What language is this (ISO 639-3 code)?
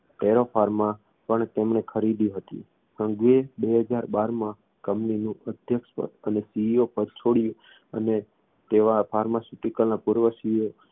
guj